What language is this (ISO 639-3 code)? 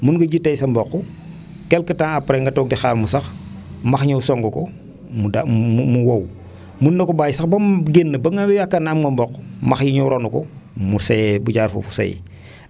wol